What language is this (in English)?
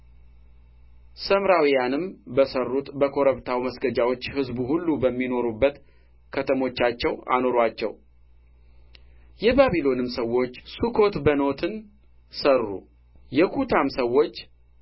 Amharic